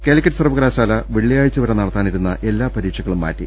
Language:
Malayalam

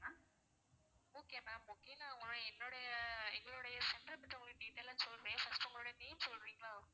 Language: Tamil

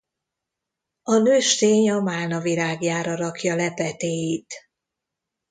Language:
Hungarian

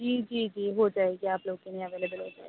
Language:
Urdu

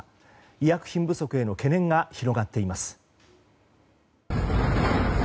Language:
Japanese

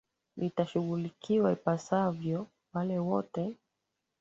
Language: Swahili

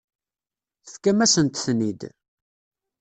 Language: Kabyle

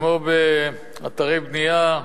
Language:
Hebrew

